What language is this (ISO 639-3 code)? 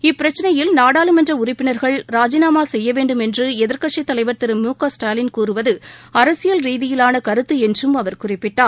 tam